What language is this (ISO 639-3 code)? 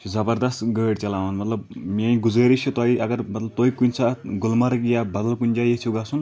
kas